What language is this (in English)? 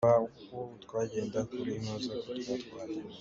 Hakha Chin